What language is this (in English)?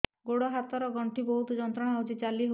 Odia